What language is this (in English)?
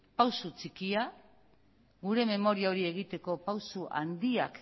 Basque